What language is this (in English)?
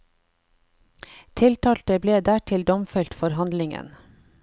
Norwegian